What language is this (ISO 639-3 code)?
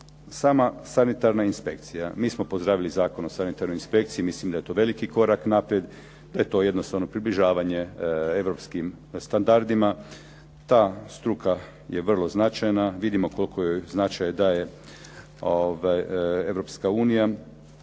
hrv